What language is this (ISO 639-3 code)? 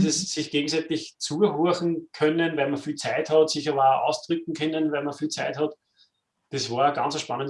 deu